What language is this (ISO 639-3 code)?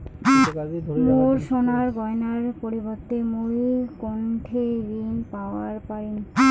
ben